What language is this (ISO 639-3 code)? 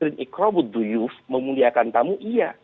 ind